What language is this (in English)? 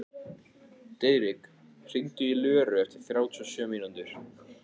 Icelandic